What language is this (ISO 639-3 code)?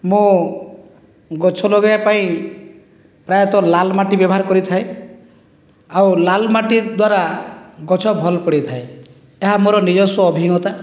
ori